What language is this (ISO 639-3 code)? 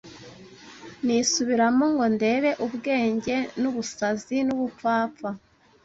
kin